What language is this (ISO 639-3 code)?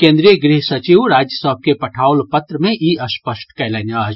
mai